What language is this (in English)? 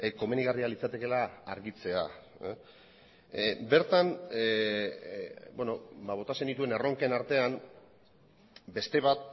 Basque